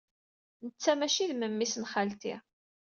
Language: Kabyle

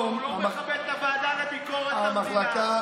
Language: Hebrew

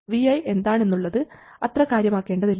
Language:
Malayalam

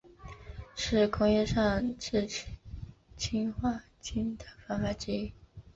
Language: Chinese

